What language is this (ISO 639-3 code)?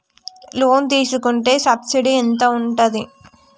tel